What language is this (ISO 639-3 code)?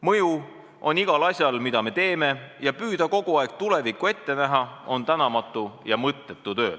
est